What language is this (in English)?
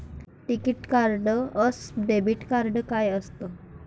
Marathi